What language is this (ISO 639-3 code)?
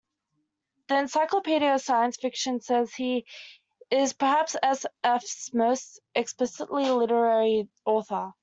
eng